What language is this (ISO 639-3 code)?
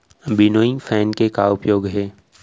hne